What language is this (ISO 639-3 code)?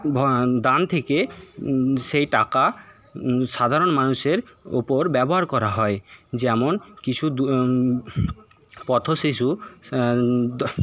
ben